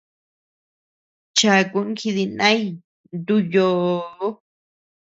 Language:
Tepeuxila Cuicatec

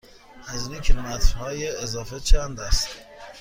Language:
Persian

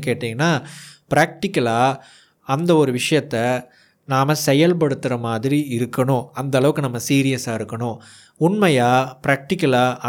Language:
Tamil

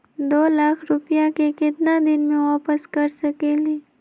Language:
Magahi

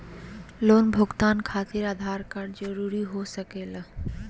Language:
Magahi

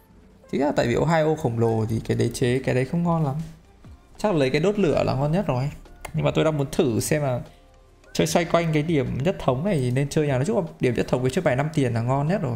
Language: Vietnamese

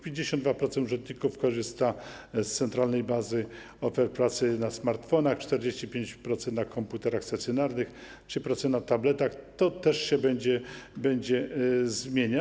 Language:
Polish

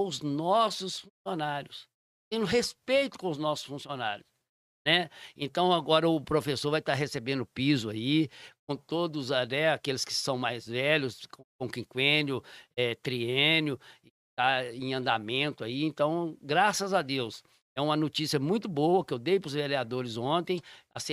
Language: Portuguese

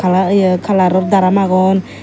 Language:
Chakma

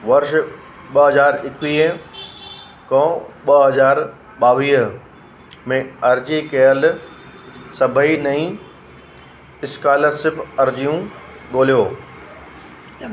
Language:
Sindhi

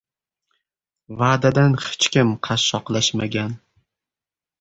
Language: Uzbek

